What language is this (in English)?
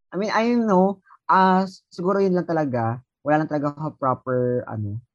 Filipino